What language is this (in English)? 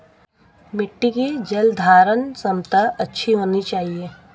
Hindi